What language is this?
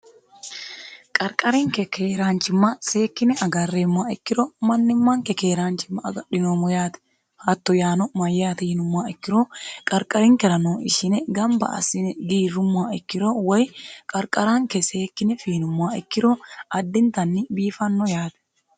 Sidamo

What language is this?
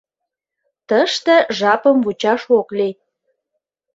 Mari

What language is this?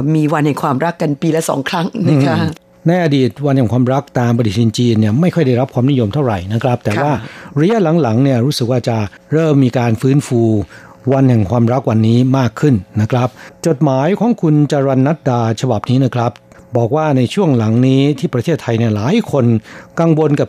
Thai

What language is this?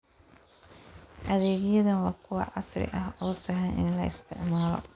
Somali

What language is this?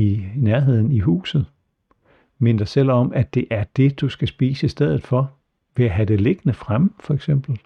Danish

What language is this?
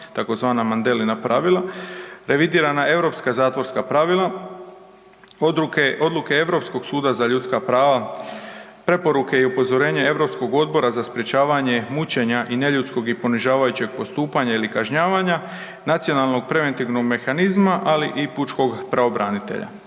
Croatian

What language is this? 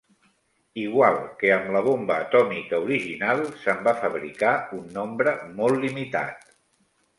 Catalan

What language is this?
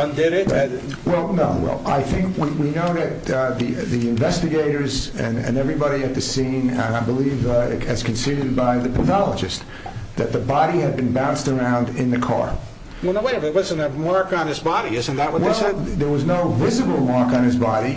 English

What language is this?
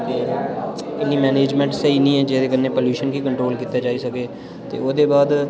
Dogri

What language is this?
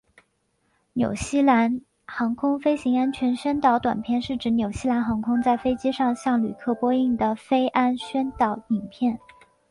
Chinese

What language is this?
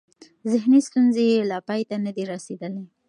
Pashto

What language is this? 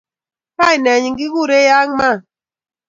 Kalenjin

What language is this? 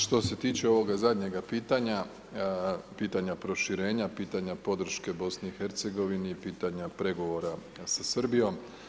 Croatian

